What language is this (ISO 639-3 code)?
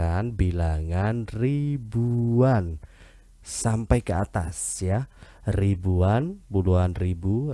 ind